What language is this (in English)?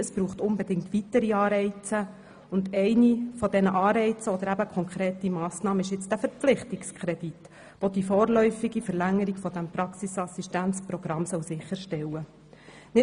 Swiss German